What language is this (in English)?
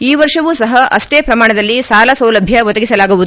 Kannada